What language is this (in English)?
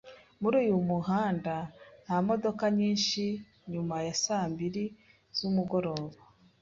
Kinyarwanda